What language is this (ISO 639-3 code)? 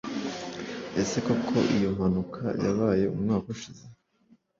kin